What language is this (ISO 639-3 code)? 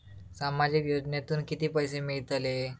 mar